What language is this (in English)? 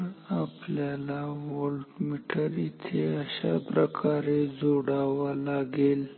Marathi